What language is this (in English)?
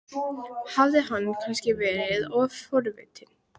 Icelandic